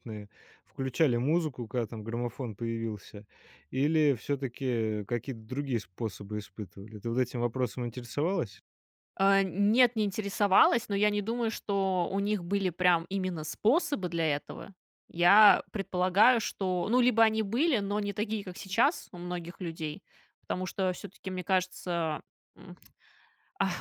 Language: Russian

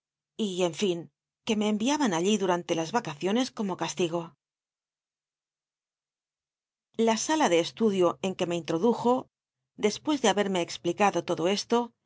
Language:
Spanish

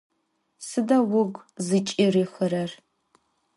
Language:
Adyghe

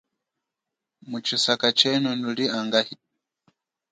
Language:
Chokwe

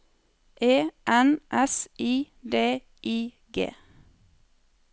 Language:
Norwegian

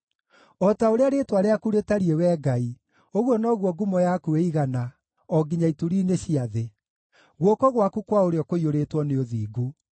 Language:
Kikuyu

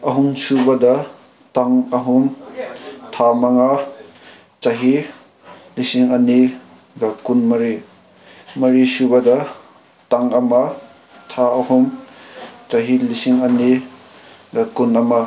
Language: Manipuri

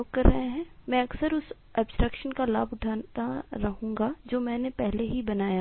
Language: Hindi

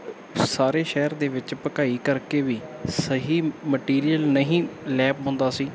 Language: Punjabi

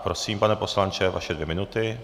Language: Czech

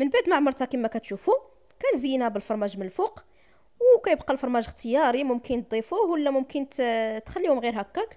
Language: Arabic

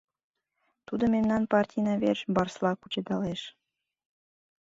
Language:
Mari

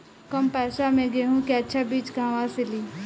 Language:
Bhojpuri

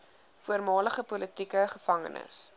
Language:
Afrikaans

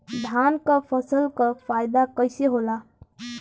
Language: Bhojpuri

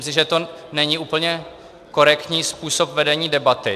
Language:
Czech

